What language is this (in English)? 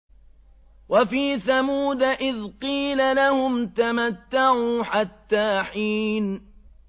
Arabic